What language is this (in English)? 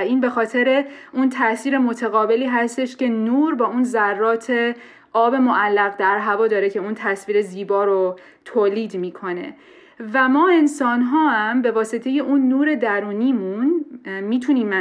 Persian